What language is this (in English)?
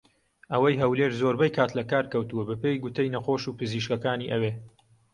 Central Kurdish